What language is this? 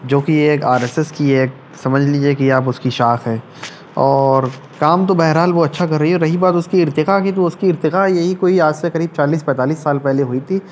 Urdu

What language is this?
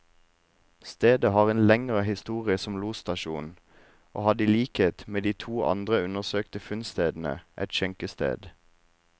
Norwegian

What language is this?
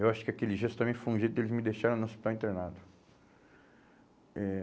Portuguese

